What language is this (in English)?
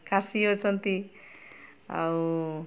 Odia